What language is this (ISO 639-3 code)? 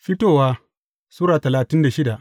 hau